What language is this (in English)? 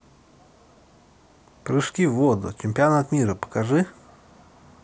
Russian